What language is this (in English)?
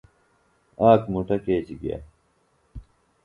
Phalura